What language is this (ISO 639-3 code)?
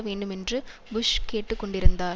tam